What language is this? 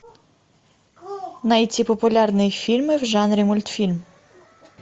Russian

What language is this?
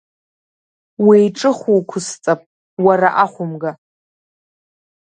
Abkhazian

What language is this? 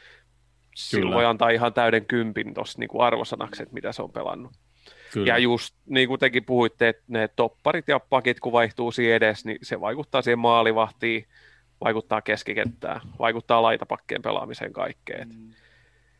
Finnish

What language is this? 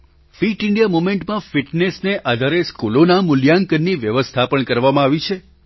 Gujarati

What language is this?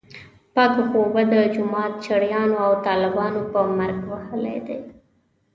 Pashto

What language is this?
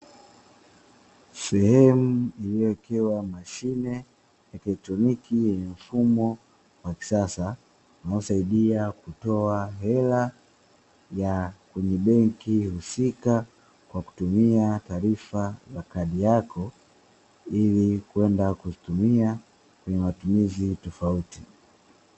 Swahili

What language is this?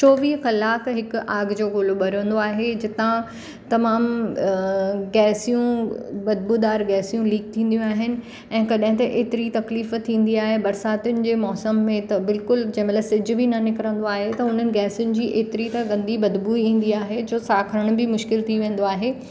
Sindhi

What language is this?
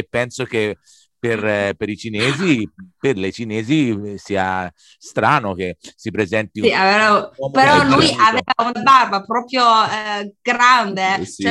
Italian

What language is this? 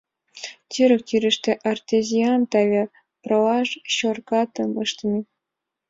Mari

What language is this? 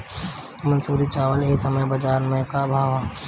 Bhojpuri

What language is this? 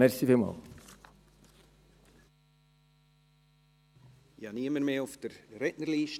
Swiss German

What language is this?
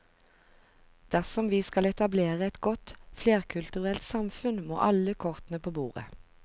Norwegian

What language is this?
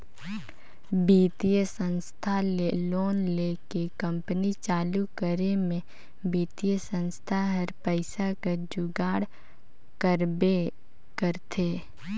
Chhattisgarhi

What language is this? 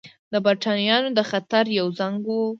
Pashto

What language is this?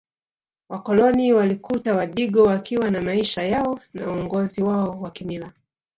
Swahili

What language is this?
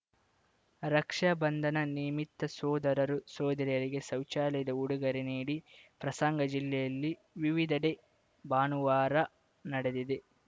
Kannada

